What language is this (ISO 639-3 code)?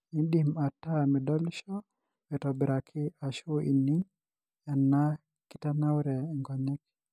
mas